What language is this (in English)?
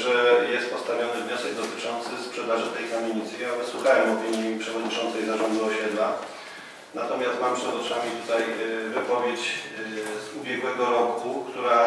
Polish